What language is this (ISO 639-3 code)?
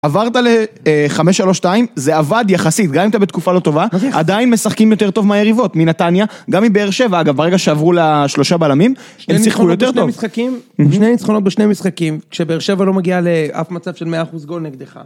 heb